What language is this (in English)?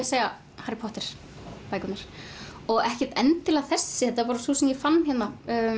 Icelandic